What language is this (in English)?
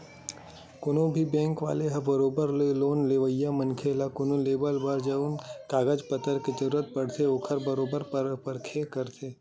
Chhattisgarhi